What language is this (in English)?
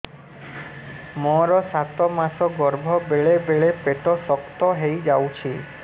Odia